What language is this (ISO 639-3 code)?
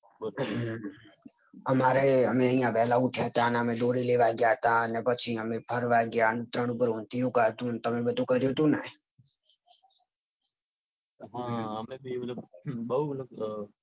guj